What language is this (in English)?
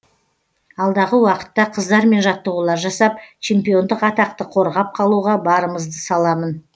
Kazakh